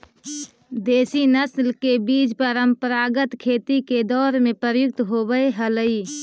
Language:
Magahi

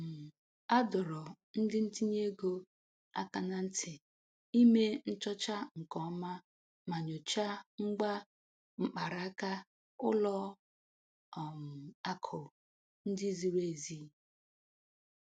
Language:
Igbo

